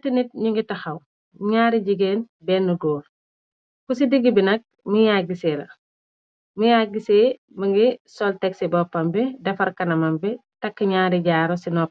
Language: Wolof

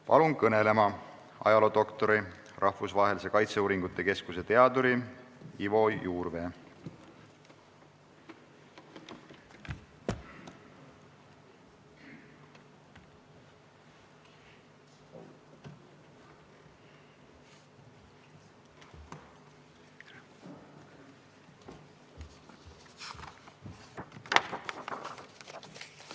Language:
Estonian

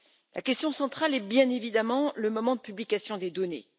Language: French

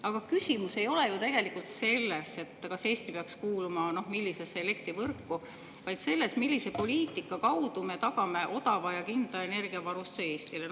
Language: Estonian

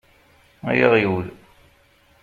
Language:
Kabyle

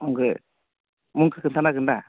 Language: Bodo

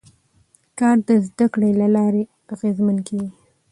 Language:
Pashto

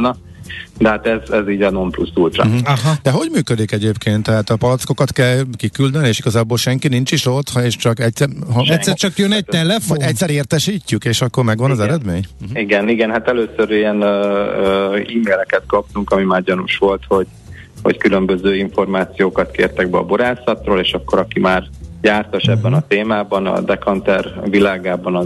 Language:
Hungarian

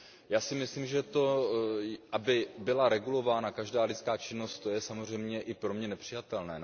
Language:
Czech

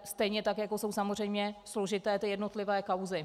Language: Czech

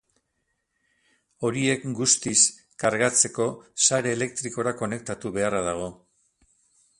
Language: Basque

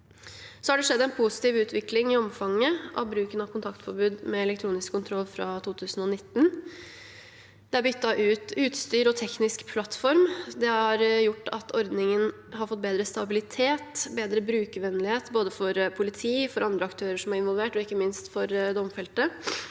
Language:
Norwegian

